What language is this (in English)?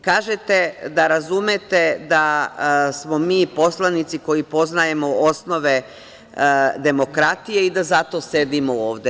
Serbian